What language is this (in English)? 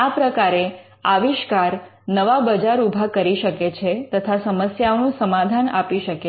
Gujarati